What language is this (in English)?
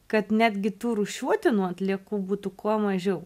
Lithuanian